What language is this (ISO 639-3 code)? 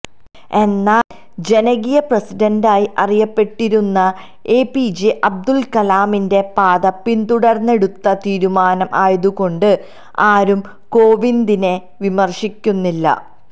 mal